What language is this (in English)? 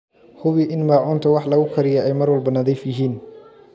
Somali